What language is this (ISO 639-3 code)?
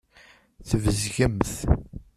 kab